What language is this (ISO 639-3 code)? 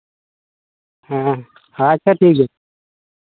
sat